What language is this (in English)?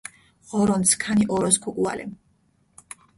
Mingrelian